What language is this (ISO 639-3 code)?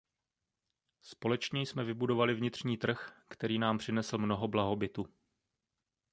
ces